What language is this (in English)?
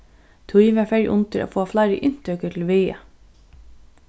Faroese